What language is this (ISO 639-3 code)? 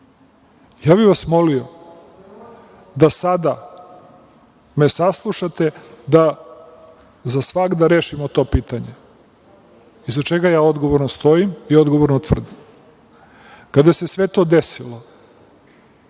srp